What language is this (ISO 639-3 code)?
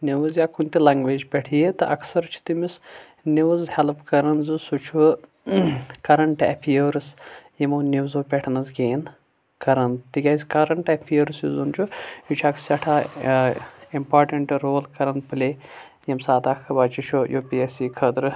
kas